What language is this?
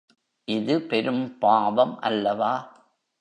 Tamil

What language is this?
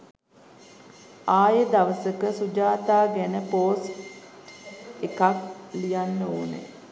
Sinhala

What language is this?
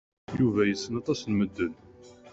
Kabyle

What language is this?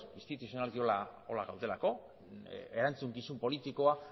Basque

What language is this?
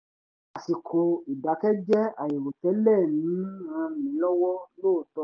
Yoruba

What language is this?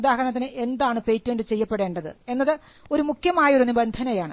Malayalam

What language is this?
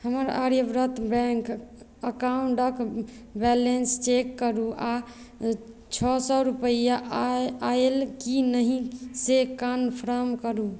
Maithili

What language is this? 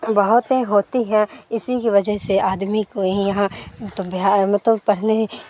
Urdu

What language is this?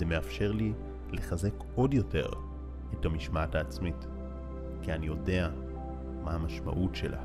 Hebrew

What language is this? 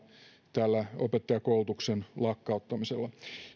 Finnish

